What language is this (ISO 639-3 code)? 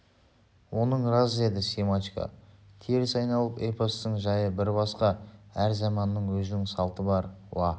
kaz